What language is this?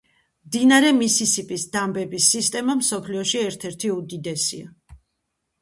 Georgian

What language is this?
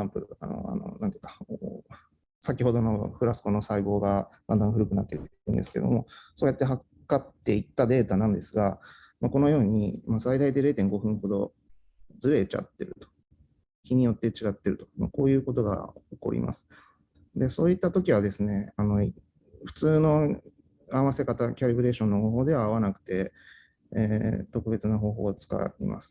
Japanese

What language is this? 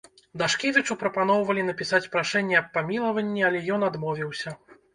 Belarusian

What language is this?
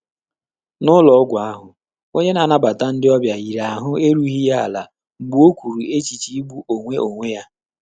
Igbo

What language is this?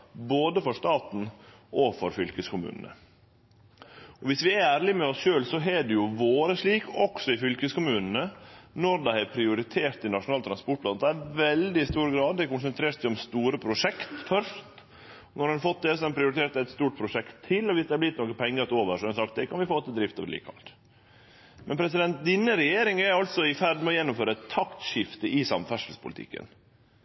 Norwegian Nynorsk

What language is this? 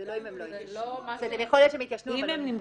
Hebrew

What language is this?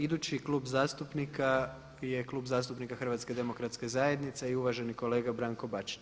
Croatian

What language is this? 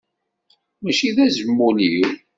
Kabyle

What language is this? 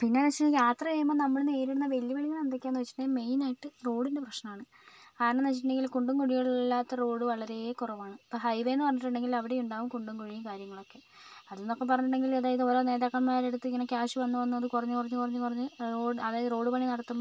Malayalam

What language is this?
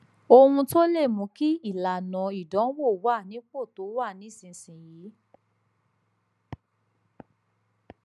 Yoruba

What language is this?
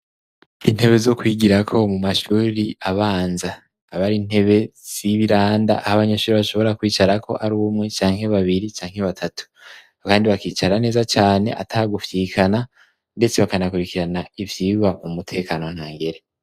Rundi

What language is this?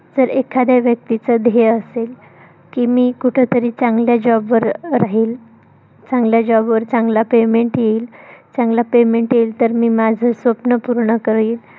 Marathi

